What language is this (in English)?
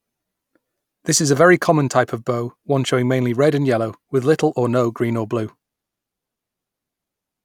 English